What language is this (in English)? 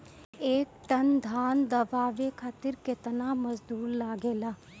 Bhojpuri